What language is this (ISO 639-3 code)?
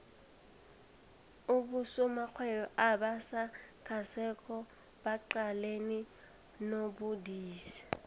nbl